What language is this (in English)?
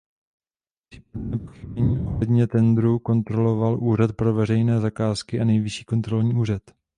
Czech